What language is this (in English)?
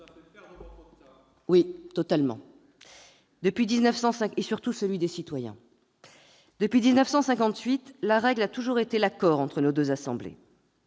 French